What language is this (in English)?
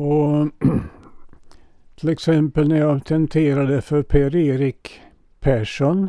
Swedish